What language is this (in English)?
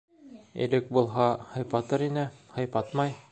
Bashkir